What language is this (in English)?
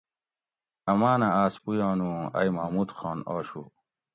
Gawri